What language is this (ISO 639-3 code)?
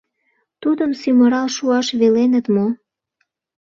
chm